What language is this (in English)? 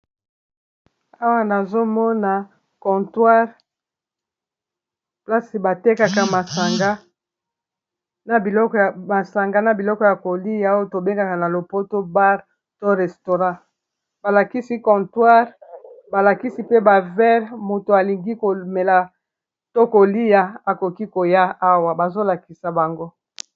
Lingala